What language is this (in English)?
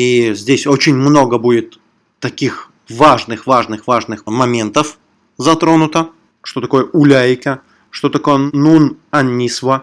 Russian